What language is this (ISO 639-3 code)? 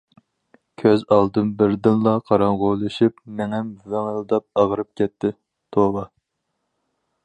uig